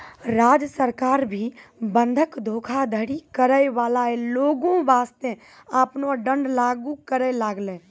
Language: Maithili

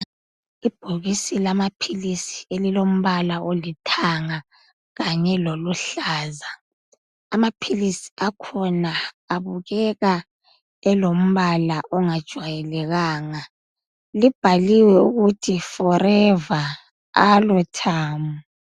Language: North Ndebele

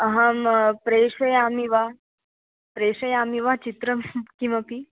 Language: Sanskrit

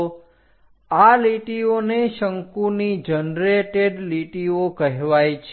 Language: Gujarati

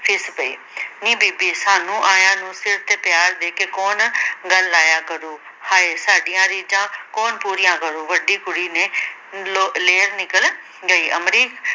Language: Punjabi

